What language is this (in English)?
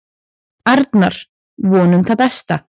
Icelandic